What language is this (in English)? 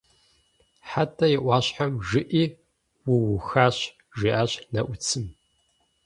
Kabardian